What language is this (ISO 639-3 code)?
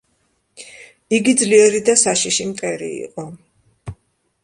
kat